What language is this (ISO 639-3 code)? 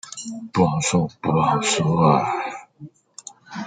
zho